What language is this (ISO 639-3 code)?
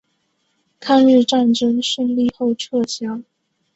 zho